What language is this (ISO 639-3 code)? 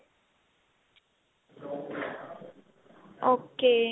pan